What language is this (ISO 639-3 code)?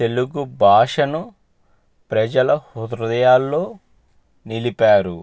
tel